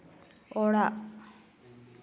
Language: Santali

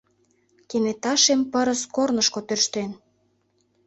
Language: Mari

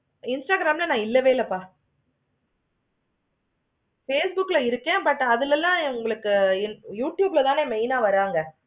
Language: Tamil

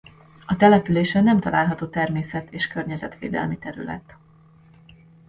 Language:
Hungarian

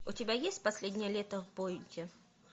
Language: Russian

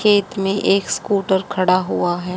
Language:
Hindi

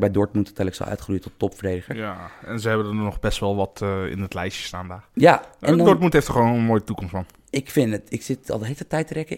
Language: Dutch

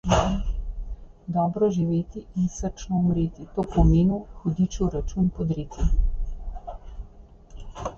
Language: Slovenian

